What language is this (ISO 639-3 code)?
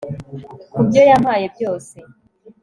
kin